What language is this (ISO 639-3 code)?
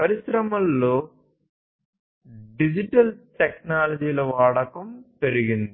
tel